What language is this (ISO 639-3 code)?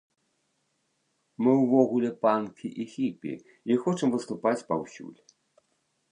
bel